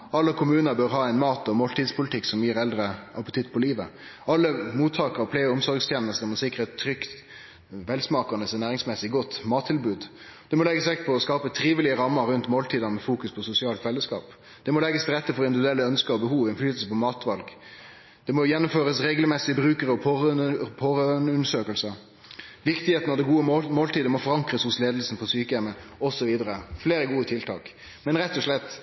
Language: Norwegian Nynorsk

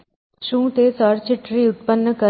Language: Gujarati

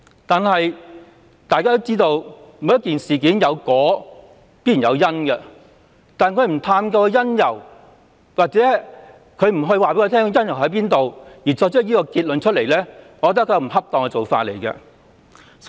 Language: Cantonese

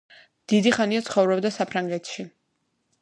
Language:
Georgian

